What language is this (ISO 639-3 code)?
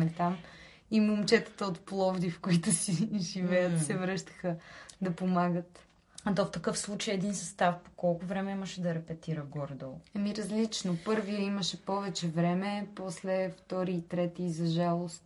bul